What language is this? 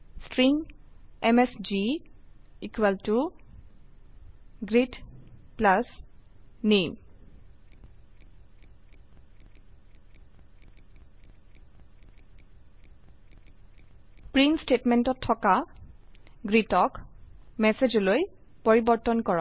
Assamese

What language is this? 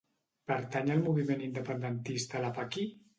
Catalan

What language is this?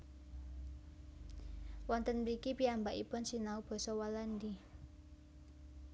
Javanese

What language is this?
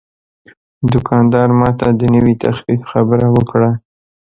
Pashto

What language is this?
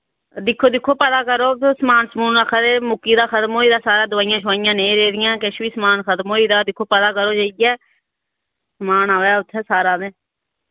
Dogri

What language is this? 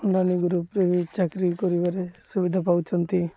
Odia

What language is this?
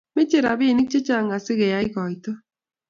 Kalenjin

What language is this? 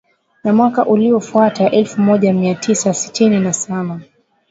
Swahili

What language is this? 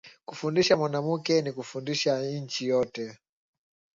Swahili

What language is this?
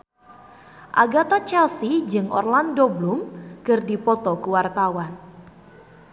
Sundanese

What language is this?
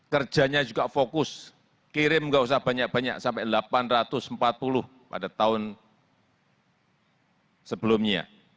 Indonesian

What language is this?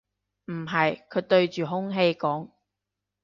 Cantonese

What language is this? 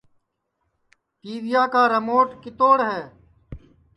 Sansi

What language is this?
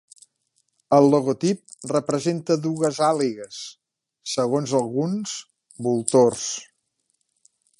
Catalan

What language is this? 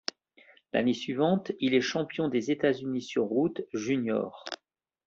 French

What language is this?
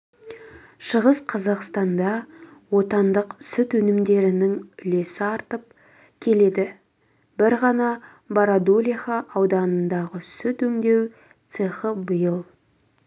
Kazakh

